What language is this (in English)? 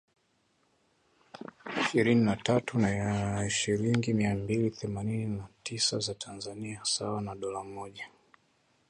Swahili